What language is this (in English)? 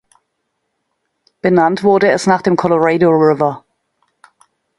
German